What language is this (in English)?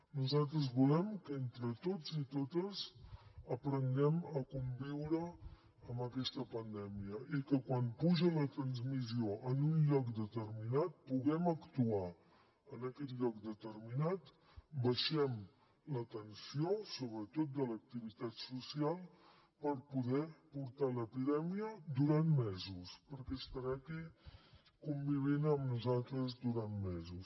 Catalan